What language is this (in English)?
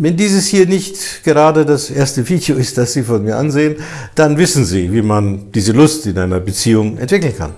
German